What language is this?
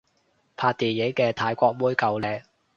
Cantonese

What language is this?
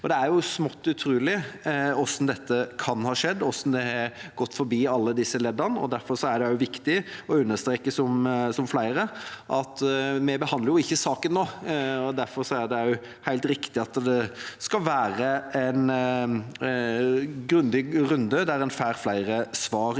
Norwegian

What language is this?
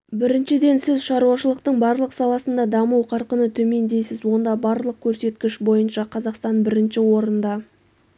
Kazakh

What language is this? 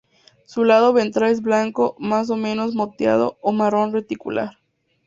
Spanish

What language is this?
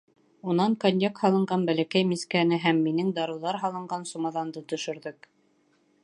Bashkir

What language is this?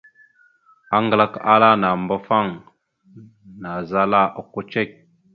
Mada (Cameroon)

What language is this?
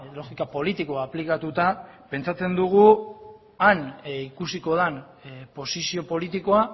Basque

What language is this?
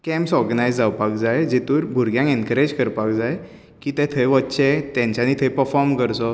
Konkani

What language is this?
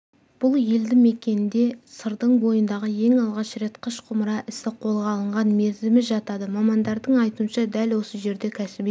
Kazakh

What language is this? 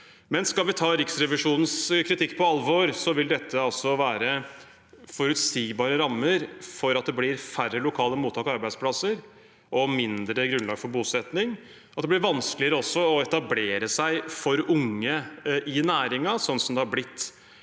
Norwegian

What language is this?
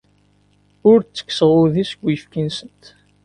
Kabyle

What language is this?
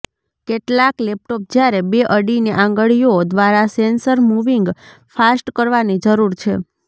Gujarati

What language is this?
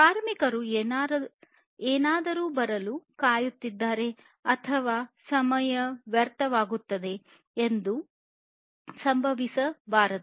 Kannada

